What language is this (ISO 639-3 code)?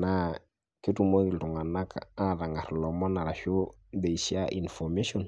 mas